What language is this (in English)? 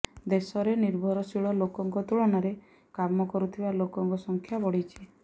Odia